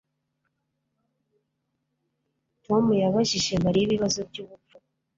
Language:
Kinyarwanda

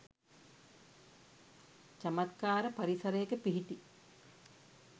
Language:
Sinhala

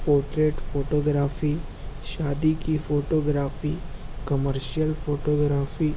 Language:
Urdu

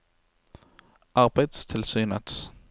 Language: Norwegian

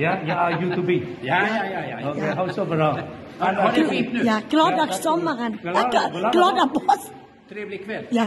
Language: Vietnamese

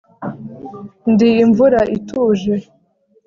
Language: Kinyarwanda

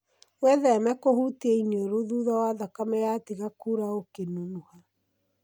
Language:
Kikuyu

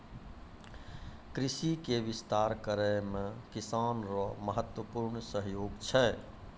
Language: Maithili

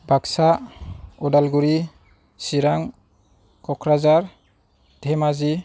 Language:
Bodo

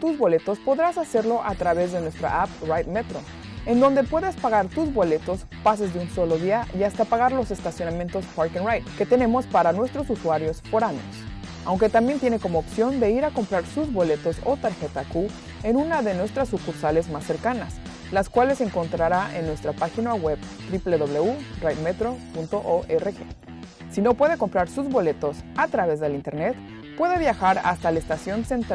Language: Spanish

